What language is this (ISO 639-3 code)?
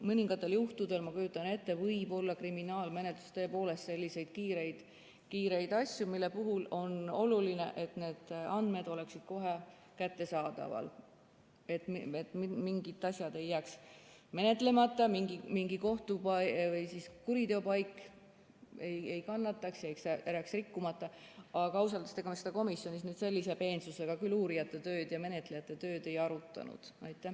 est